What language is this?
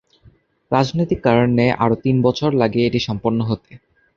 Bangla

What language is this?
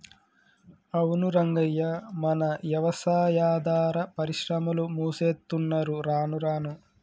Telugu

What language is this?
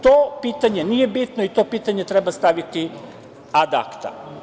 Serbian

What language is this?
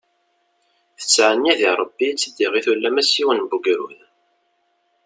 Kabyle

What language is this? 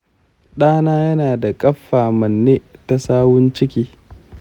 Hausa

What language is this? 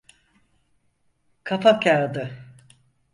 Turkish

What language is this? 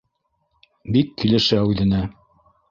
Bashkir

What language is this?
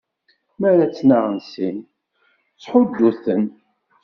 Kabyle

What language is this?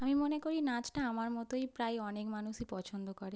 Bangla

